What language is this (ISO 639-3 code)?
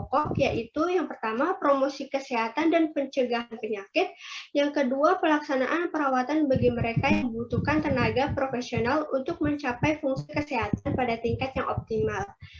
ind